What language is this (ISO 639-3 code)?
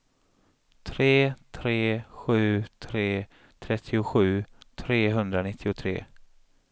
swe